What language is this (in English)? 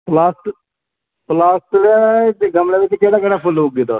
Dogri